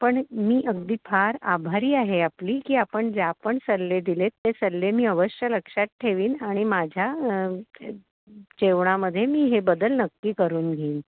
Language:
Marathi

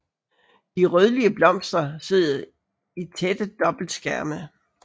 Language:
Danish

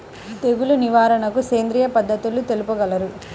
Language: Telugu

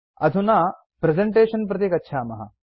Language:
Sanskrit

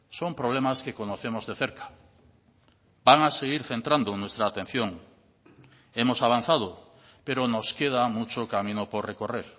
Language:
Spanish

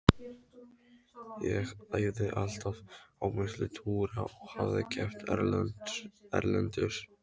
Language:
Icelandic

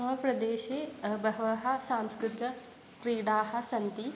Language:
Sanskrit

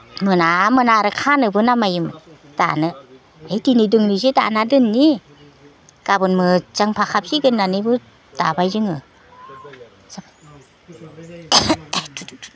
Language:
Bodo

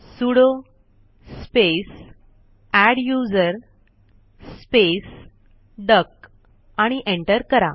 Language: Marathi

